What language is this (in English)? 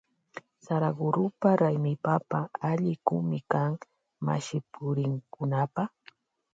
Loja Highland Quichua